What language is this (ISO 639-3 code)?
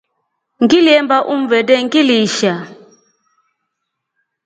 rof